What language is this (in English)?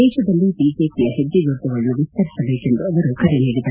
Kannada